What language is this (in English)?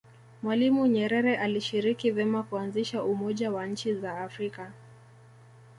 Swahili